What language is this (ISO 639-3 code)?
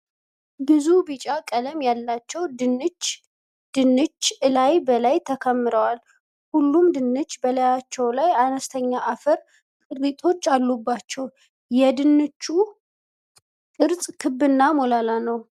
amh